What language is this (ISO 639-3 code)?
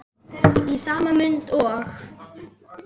isl